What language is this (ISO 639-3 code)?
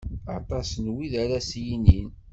kab